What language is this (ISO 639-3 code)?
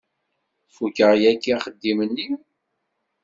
kab